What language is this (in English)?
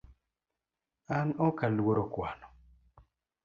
Luo (Kenya and Tanzania)